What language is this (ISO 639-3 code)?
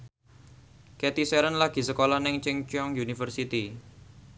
jav